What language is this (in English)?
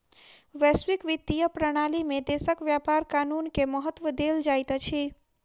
Maithili